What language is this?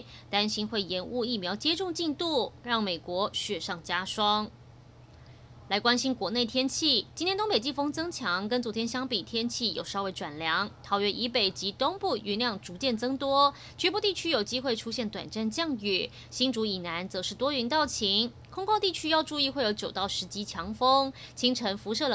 Chinese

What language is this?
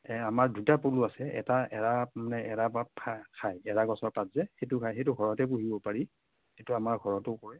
Assamese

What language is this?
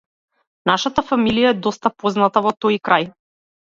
Macedonian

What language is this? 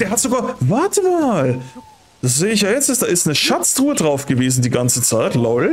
German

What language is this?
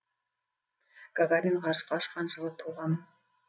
Kazakh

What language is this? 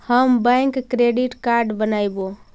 Magahi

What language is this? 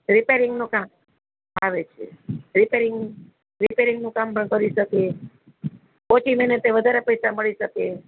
Gujarati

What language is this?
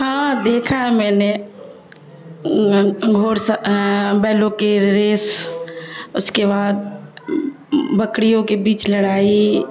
Urdu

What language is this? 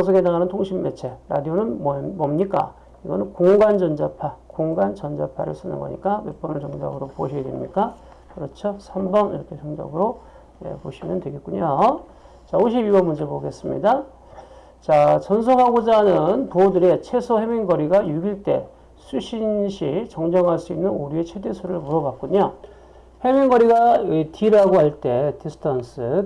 Korean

